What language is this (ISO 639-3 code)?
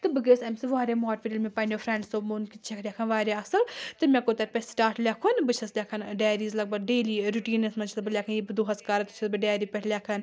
kas